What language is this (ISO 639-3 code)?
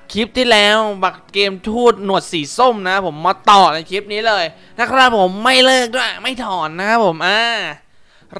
tha